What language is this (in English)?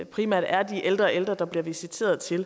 Danish